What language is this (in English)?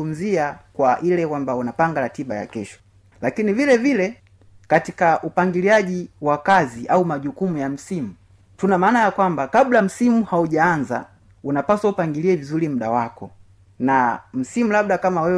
Swahili